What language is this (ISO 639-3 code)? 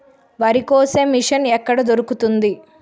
tel